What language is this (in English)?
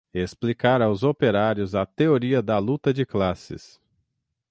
Portuguese